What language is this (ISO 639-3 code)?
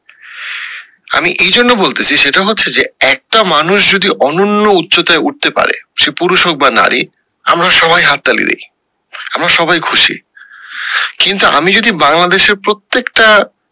ben